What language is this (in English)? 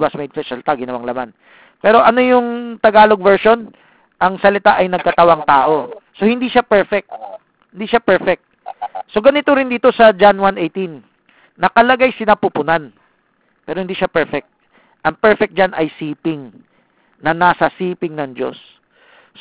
Filipino